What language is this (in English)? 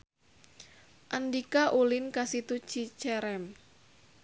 Sundanese